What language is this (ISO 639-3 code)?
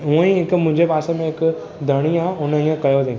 snd